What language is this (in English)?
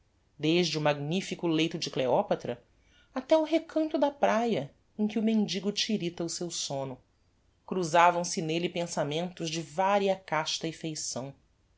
Portuguese